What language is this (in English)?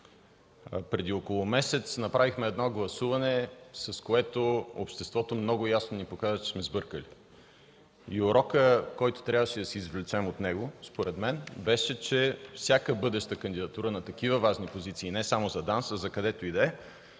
Bulgarian